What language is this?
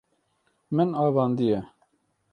Kurdish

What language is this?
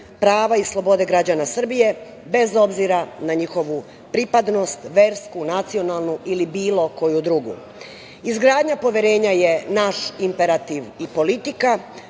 Serbian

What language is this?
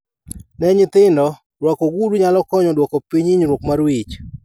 Luo (Kenya and Tanzania)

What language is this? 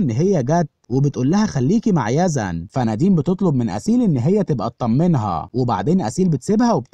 Arabic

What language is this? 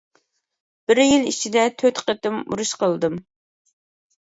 Uyghur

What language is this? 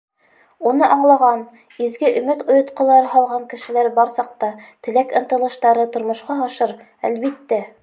Bashkir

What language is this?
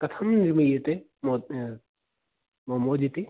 Sanskrit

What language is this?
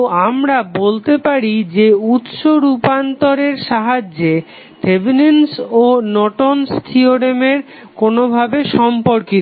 Bangla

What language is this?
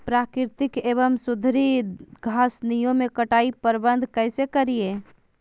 Magahi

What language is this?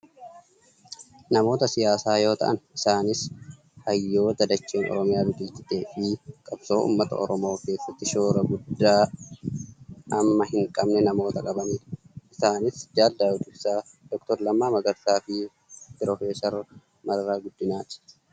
Oromo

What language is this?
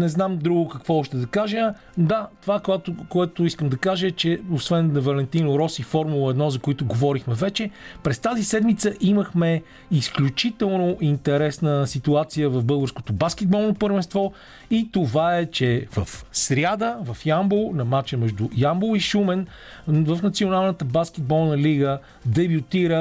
Bulgarian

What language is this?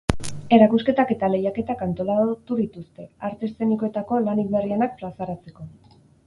Basque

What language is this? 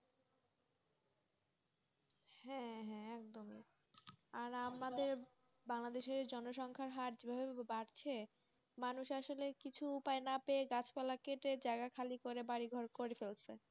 Bangla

